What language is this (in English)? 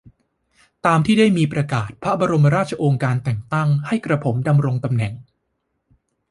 Thai